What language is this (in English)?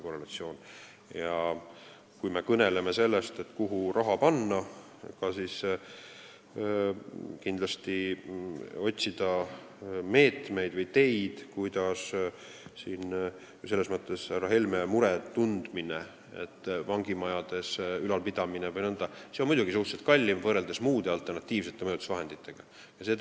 Estonian